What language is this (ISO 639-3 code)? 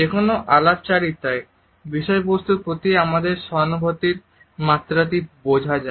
ben